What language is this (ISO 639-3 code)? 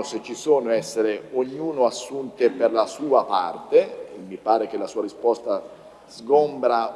ita